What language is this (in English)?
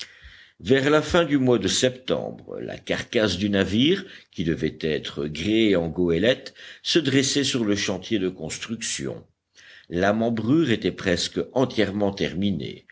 French